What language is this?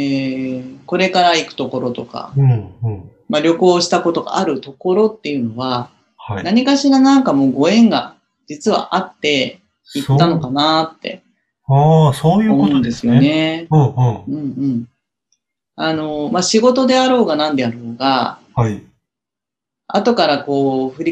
Japanese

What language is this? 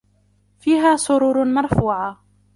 Arabic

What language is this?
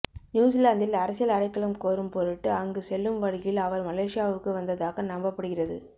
Tamil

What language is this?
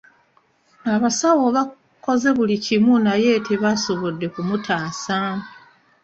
Ganda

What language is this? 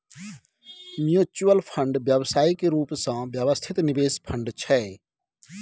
Maithili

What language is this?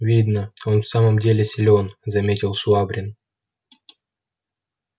Russian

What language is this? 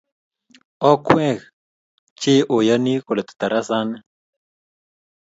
Kalenjin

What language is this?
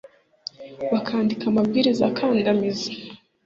Kinyarwanda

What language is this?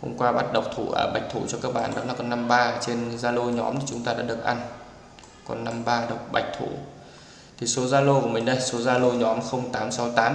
Vietnamese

